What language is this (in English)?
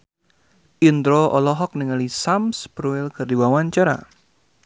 Sundanese